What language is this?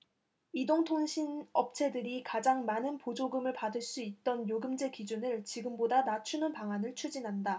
Korean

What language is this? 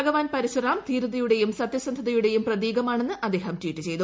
Malayalam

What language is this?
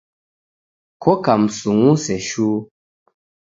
Taita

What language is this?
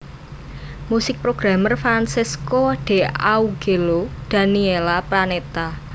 Javanese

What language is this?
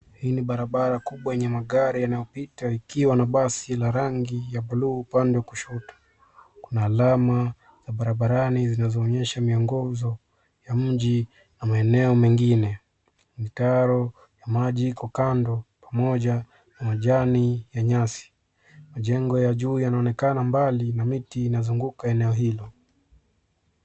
Swahili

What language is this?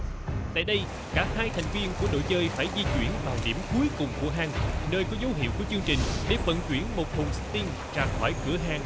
Vietnamese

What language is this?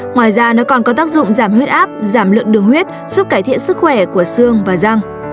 Vietnamese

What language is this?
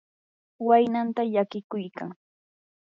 Yanahuanca Pasco Quechua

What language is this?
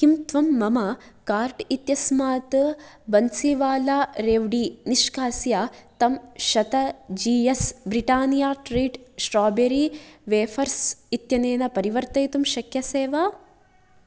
Sanskrit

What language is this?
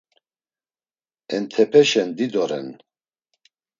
Laz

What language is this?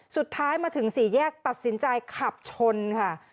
Thai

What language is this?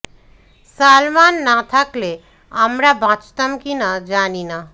Bangla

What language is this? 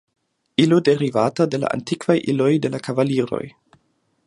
Esperanto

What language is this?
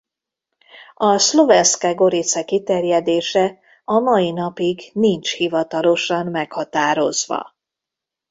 Hungarian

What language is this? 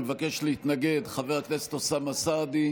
Hebrew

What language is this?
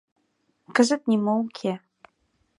Mari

